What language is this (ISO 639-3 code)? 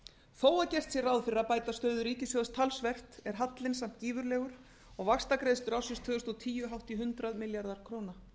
isl